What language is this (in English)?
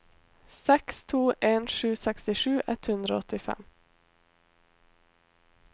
Norwegian